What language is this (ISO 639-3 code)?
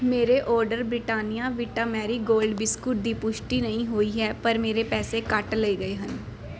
pan